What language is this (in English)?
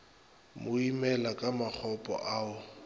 Northern Sotho